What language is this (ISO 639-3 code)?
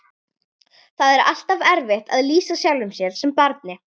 isl